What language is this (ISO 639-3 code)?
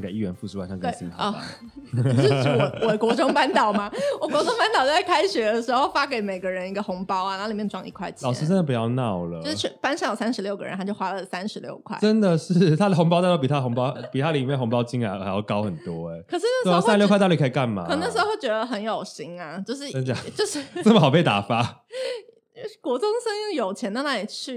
zho